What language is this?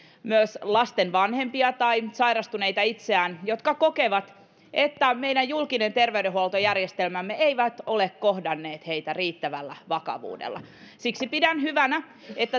Finnish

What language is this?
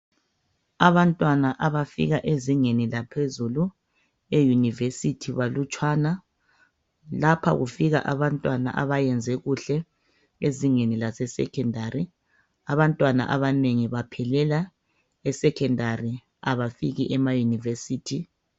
North Ndebele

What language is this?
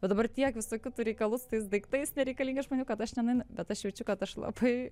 Lithuanian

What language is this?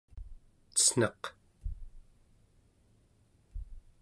Central Yupik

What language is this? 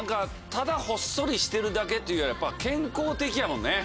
Japanese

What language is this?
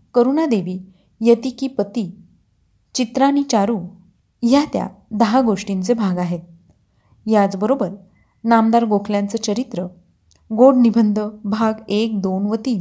Marathi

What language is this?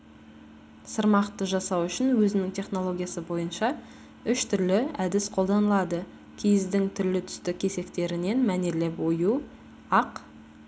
Kazakh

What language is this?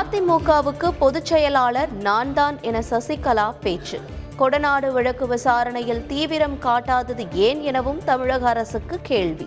Tamil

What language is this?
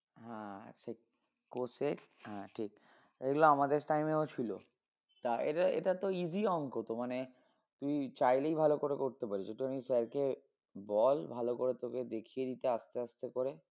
Bangla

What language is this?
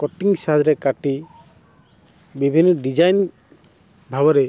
Odia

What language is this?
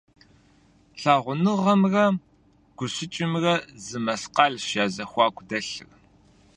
Kabardian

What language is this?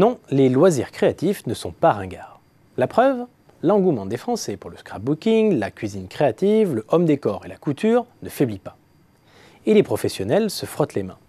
French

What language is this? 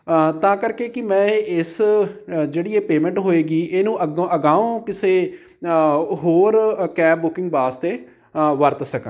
Punjabi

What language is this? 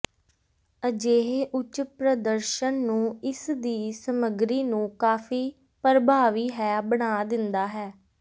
Punjabi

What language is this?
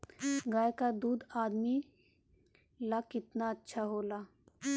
Bhojpuri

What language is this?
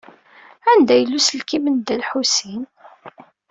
Kabyle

